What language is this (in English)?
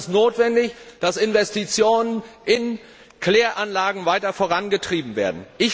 German